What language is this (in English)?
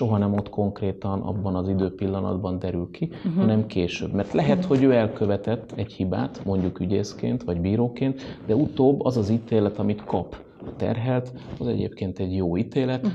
Hungarian